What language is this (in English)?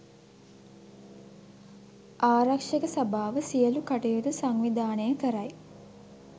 Sinhala